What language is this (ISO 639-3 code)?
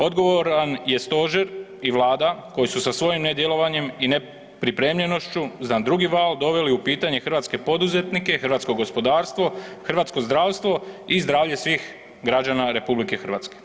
hrv